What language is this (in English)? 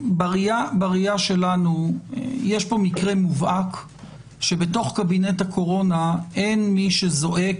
Hebrew